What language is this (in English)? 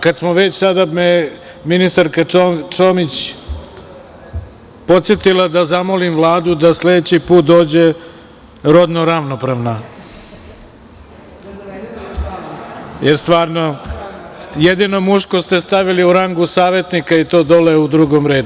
Serbian